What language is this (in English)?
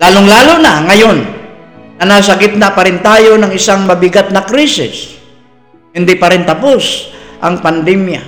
Filipino